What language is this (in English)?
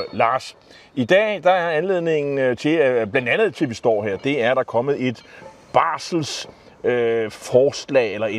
Danish